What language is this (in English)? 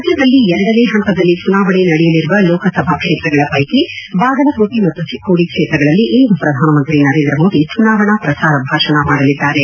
Kannada